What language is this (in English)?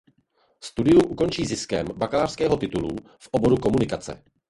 Czech